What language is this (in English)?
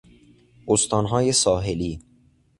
Persian